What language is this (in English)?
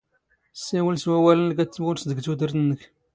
Standard Moroccan Tamazight